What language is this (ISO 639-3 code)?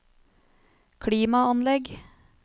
nor